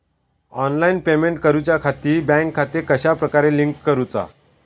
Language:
Marathi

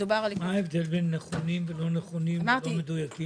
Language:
Hebrew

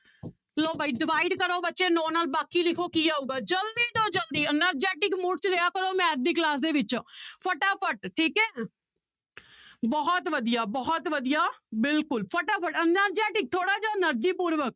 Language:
Punjabi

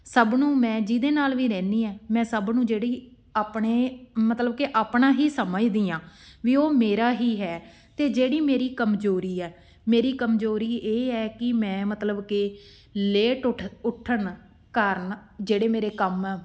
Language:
Punjabi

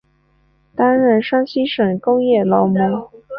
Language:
Chinese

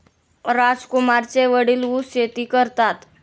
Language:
Marathi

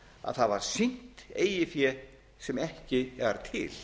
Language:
Icelandic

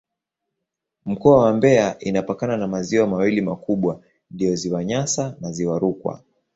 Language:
Swahili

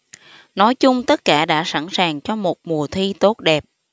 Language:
Vietnamese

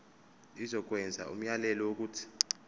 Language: Zulu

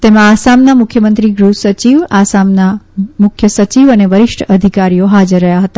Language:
Gujarati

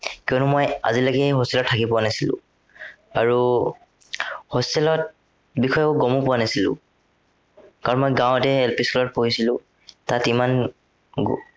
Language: Assamese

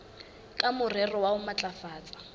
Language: Southern Sotho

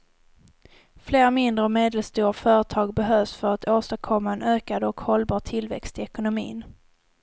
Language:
Swedish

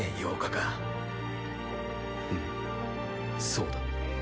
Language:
Japanese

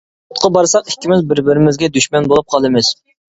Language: Uyghur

